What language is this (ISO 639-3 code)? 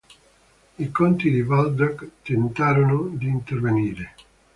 ita